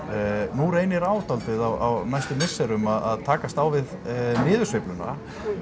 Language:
Icelandic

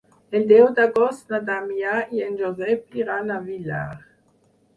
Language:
Catalan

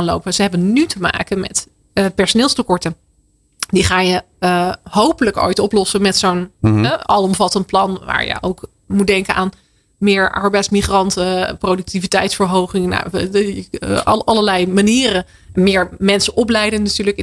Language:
Dutch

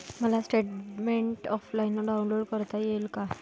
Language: Marathi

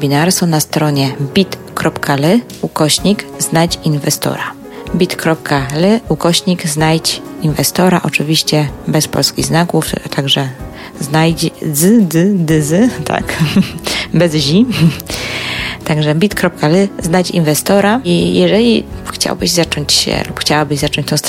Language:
Polish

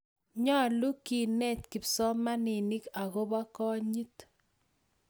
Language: Kalenjin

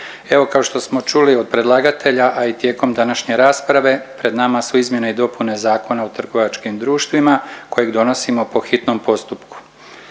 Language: Croatian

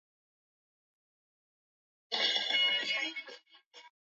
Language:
Swahili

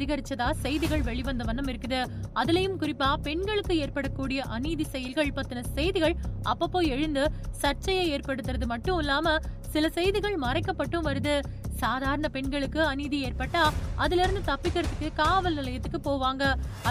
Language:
Tamil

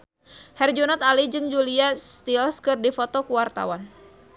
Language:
Sundanese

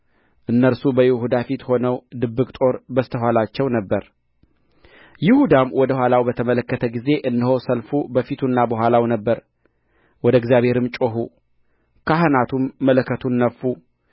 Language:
Amharic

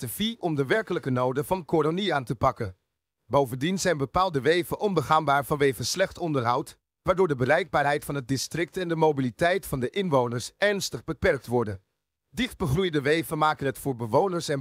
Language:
Dutch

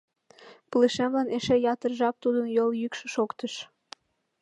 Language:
Mari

